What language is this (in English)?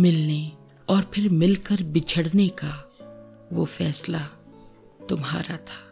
Hindi